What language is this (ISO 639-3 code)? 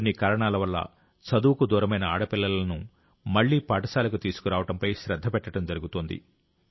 tel